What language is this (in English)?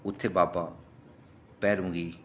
Dogri